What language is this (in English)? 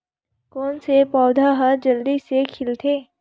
Chhattisgarhi